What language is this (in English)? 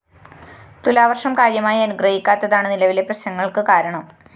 Malayalam